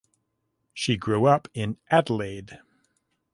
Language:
English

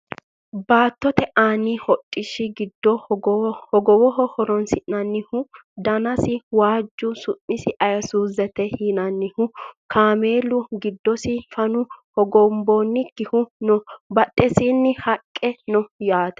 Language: Sidamo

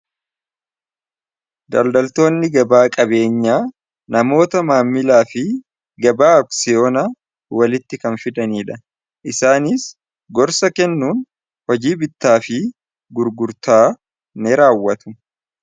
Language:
Oromo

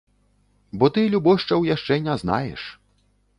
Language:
Belarusian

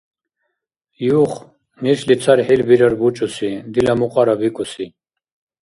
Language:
Dargwa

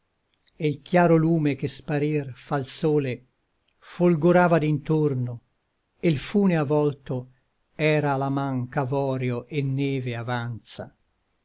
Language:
Italian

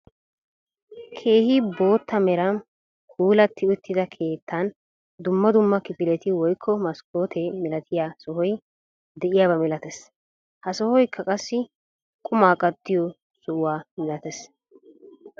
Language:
Wolaytta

